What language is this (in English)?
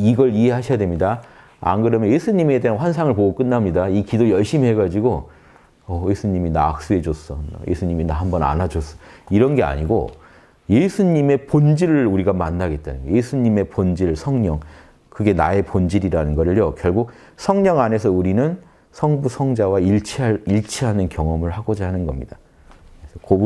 Korean